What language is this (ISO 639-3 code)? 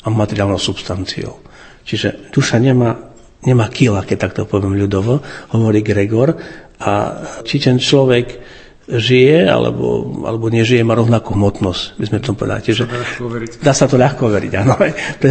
slk